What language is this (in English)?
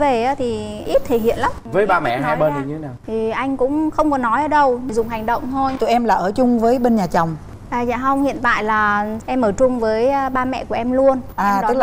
Vietnamese